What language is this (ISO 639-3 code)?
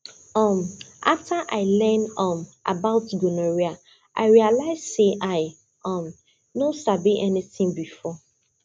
pcm